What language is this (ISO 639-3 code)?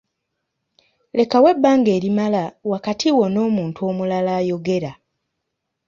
lug